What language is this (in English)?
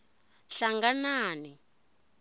Tsonga